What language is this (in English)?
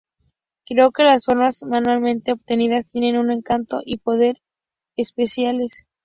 Spanish